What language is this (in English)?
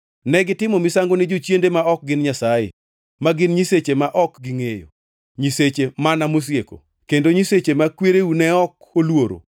Luo (Kenya and Tanzania)